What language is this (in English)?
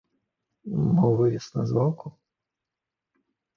Belarusian